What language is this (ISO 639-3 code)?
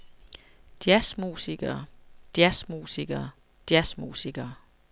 dan